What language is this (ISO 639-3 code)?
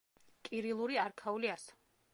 kat